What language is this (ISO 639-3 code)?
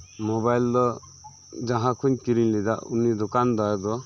sat